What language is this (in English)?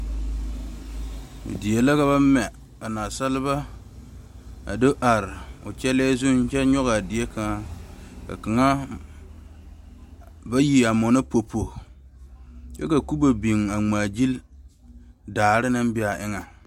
Southern Dagaare